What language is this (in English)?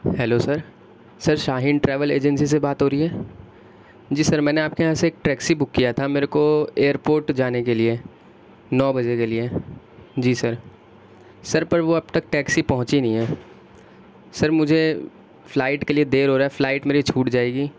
Urdu